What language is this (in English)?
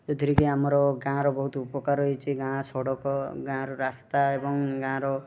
Odia